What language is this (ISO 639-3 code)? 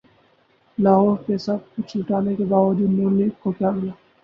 urd